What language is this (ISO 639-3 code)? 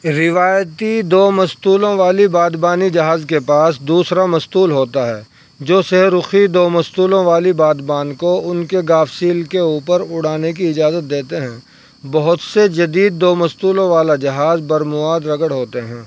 urd